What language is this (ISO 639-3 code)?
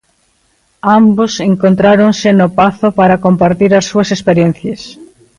glg